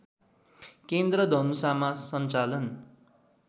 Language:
Nepali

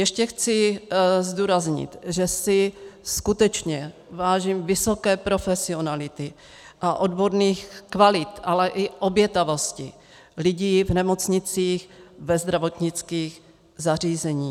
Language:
Czech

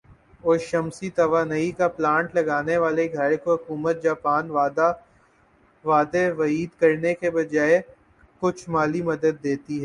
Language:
Urdu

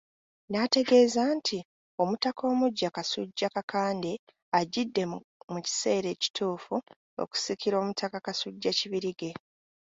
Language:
Ganda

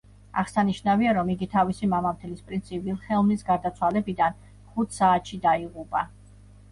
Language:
Georgian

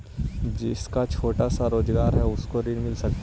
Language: Magahi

